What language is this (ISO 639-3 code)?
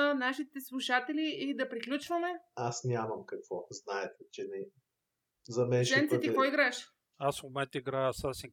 bul